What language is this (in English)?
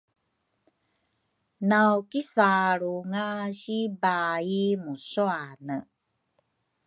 Rukai